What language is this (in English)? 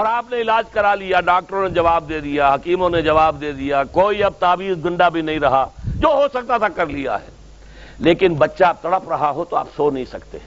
Urdu